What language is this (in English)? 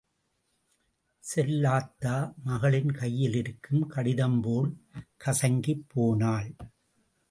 Tamil